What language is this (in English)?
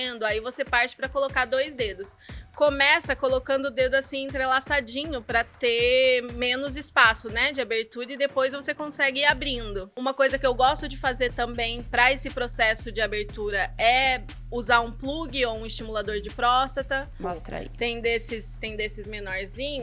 Portuguese